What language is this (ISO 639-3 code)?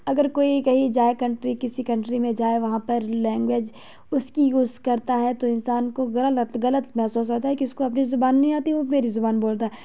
urd